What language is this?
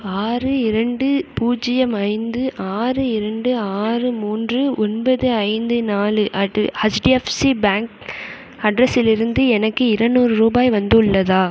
Tamil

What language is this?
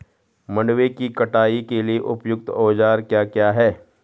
Hindi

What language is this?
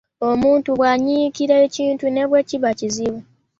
Ganda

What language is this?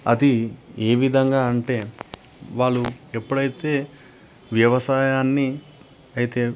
Telugu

